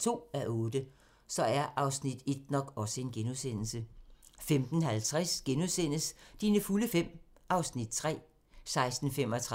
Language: Danish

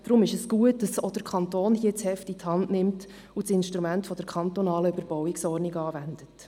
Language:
Swiss German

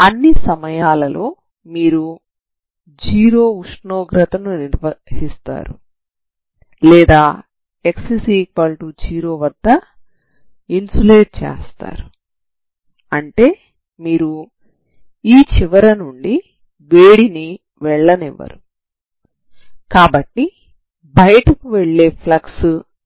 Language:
Telugu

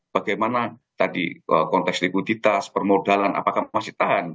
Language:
Indonesian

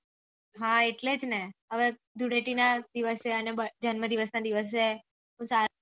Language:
Gujarati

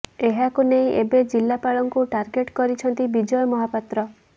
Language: Odia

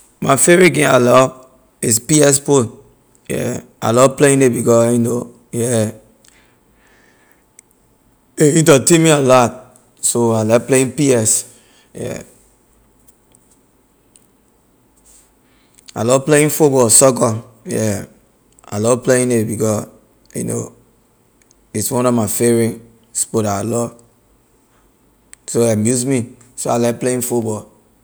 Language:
Liberian English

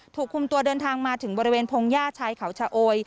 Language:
Thai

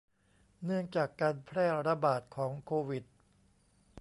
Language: Thai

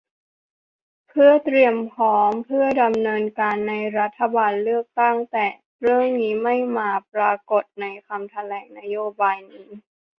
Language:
Thai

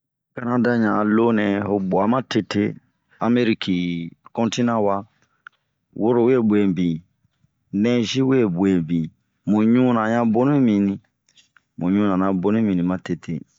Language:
Bomu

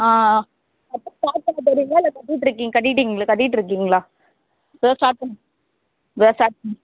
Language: Tamil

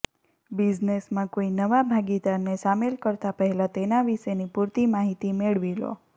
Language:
Gujarati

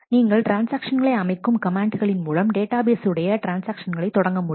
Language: Tamil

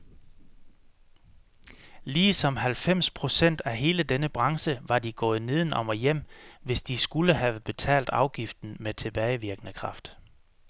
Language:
Danish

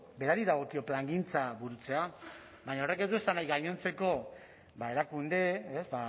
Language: Basque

